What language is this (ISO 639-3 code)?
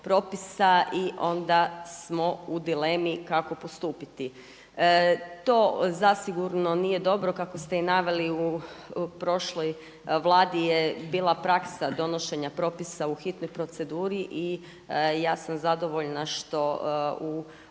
hrv